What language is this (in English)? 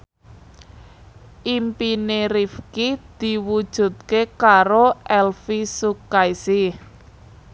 Javanese